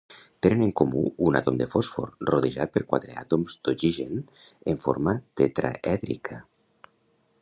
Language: Catalan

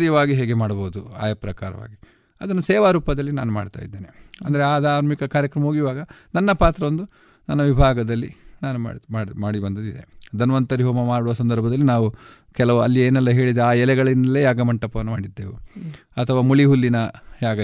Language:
Kannada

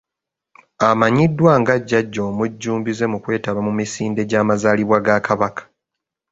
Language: Ganda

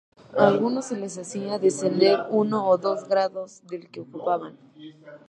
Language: Spanish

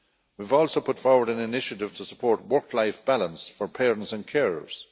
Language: English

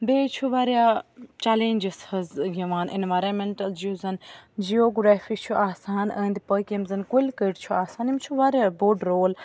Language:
Kashmiri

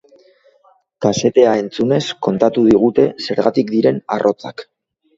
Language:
Basque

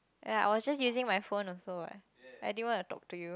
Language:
English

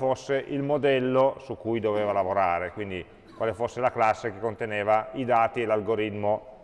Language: Italian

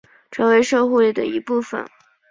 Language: Chinese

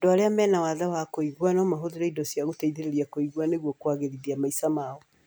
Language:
Kikuyu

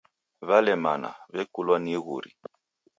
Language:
Taita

